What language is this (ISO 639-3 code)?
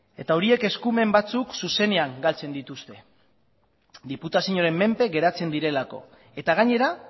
eus